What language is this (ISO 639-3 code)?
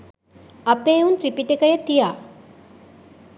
sin